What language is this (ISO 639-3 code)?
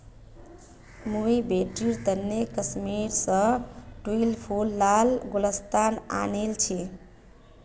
mag